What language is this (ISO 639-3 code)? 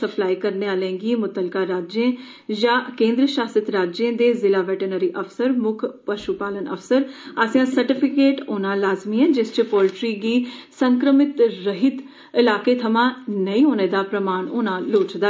doi